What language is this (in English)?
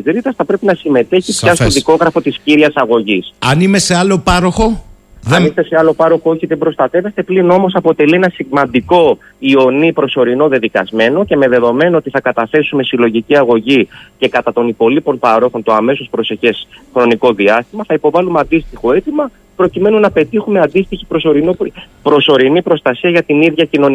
Greek